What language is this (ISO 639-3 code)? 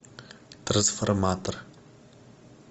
rus